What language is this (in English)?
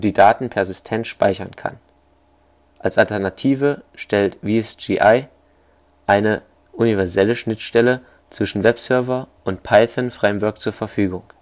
German